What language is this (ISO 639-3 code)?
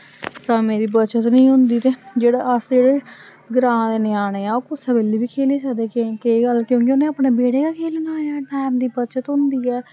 doi